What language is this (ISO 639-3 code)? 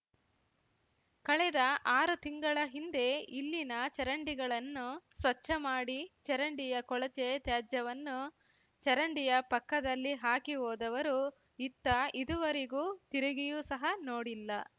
kan